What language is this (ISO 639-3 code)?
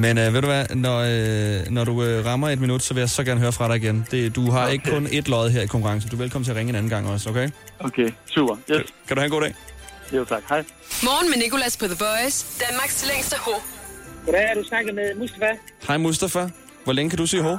dan